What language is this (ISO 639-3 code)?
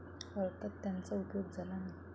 mar